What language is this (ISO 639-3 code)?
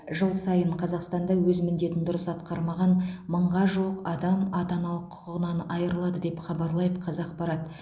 kaz